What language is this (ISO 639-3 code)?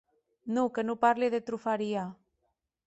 oci